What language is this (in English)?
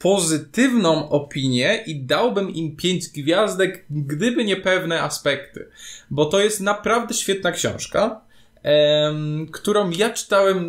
Polish